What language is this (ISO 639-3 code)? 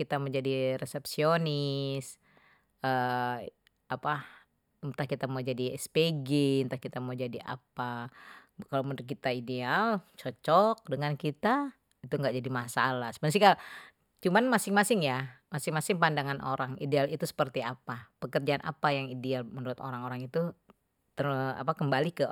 bew